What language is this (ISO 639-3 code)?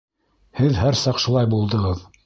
bak